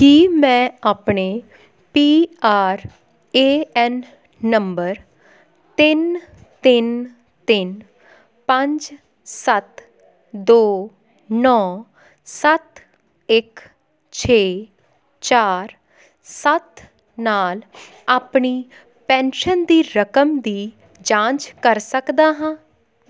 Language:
Punjabi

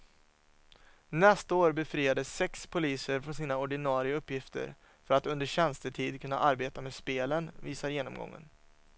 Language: Swedish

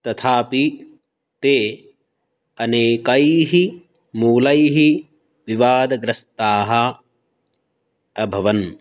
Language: Sanskrit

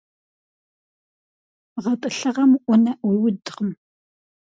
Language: Kabardian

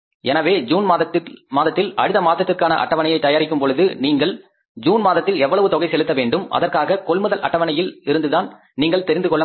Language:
Tamil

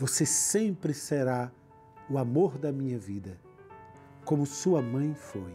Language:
Portuguese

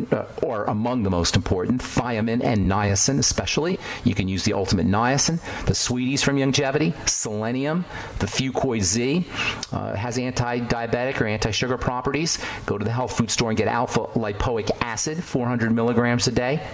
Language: English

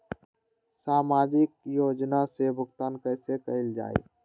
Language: Magahi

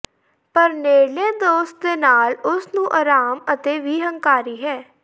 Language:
Punjabi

